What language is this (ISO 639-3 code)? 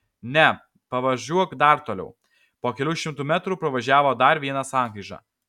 lit